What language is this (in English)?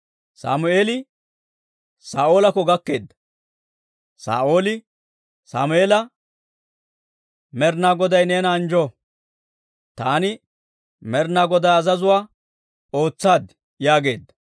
Dawro